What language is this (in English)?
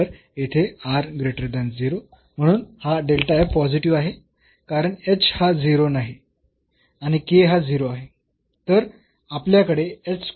Marathi